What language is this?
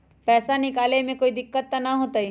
Magahi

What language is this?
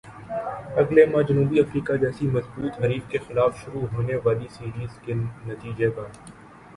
Urdu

